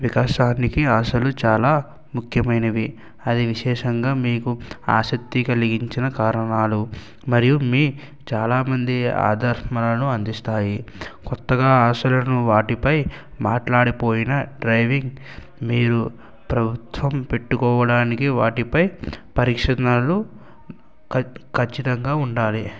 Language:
Telugu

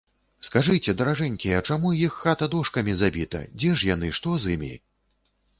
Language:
Belarusian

